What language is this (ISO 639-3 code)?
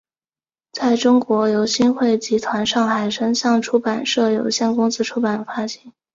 zho